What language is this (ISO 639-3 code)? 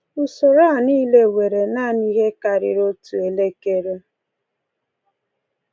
ibo